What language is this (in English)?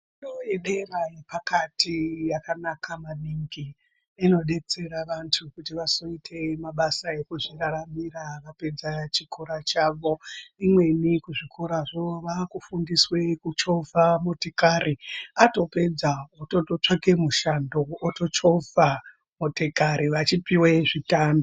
Ndau